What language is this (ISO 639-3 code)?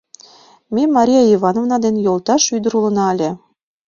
chm